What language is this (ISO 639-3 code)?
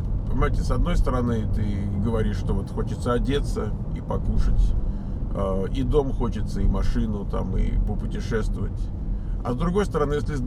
rus